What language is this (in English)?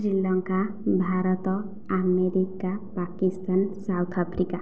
Odia